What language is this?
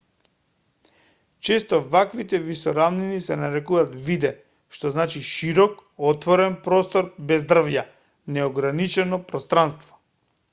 Macedonian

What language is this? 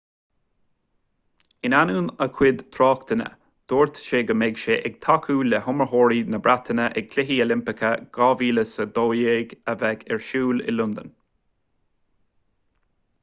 Irish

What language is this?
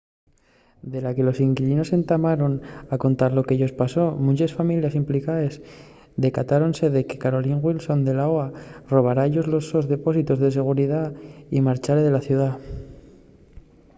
Asturian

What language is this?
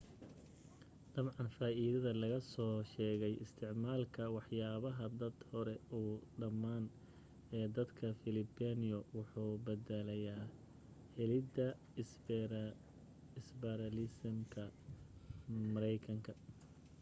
Somali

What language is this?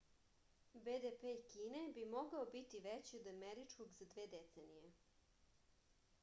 Serbian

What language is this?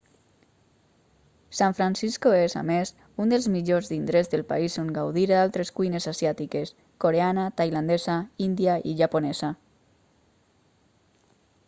Catalan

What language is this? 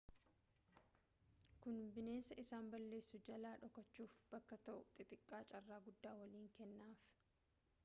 Oromo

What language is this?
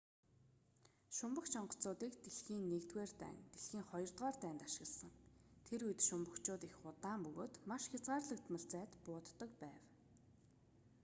Mongolian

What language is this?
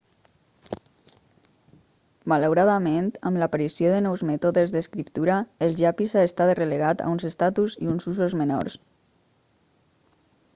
Catalan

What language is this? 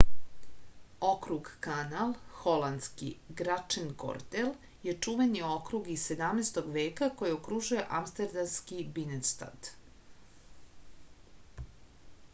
Serbian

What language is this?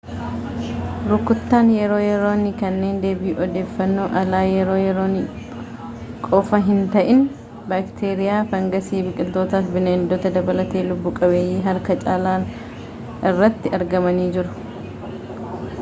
Oromo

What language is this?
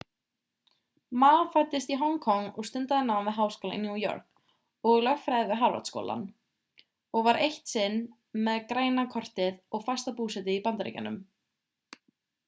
Icelandic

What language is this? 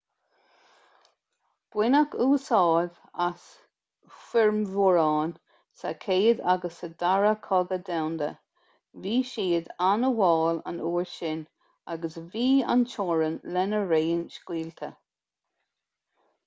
Irish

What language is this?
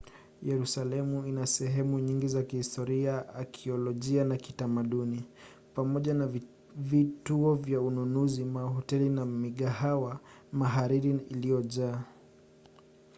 Swahili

